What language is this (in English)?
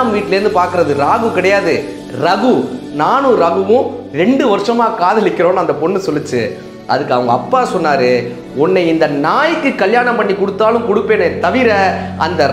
Turkish